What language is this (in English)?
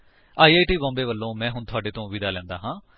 Punjabi